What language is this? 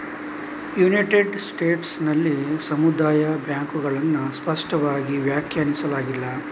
Kannada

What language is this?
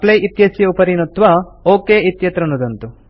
Sanskrit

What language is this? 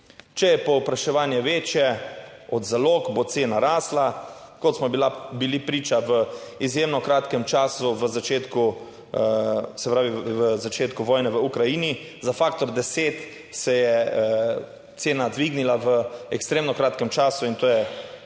Slovenian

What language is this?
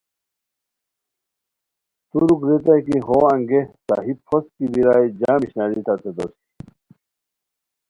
Khowar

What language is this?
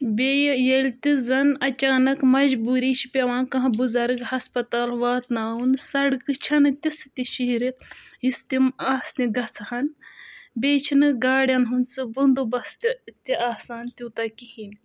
Kashmiri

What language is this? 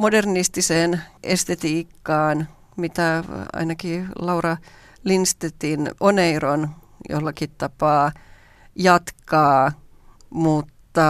Finnish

